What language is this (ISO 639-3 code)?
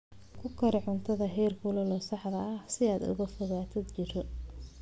som